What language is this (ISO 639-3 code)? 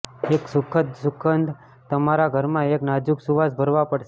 guj